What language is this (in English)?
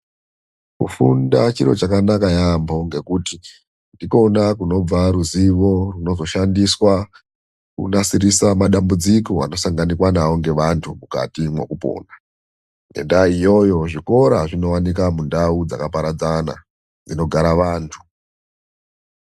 Ndau